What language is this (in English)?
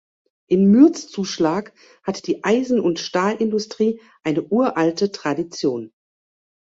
German